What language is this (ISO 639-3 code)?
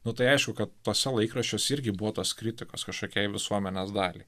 lit